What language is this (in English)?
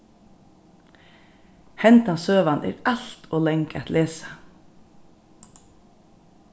Faroese